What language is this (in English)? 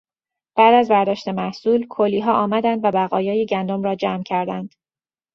Persian